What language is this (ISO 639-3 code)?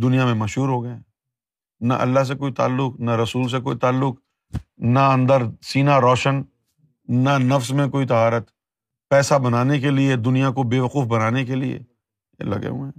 urd